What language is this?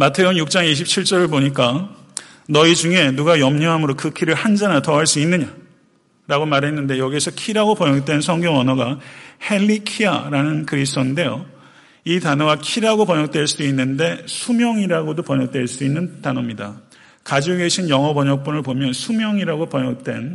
Korean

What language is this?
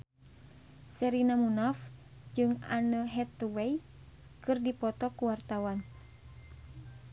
Sundanese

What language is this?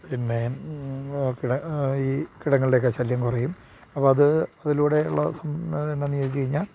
Malayalam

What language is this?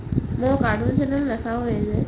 Assamese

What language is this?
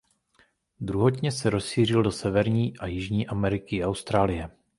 Czech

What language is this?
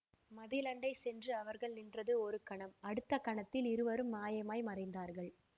Tamil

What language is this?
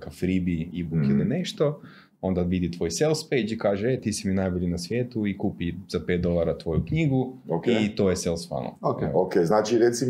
Croatian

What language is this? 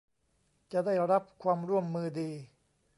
Thai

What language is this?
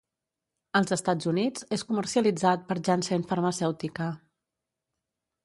Catalan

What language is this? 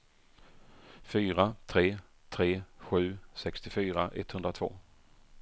Swedish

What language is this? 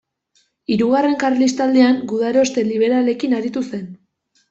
Basque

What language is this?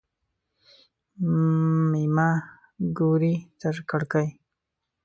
Pashto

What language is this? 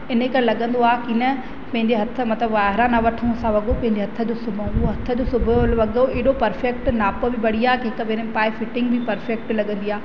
Sindhi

